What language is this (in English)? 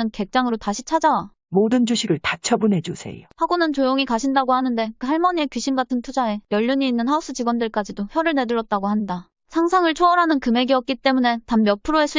Korean